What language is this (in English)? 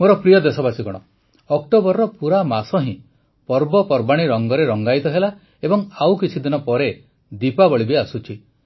Odia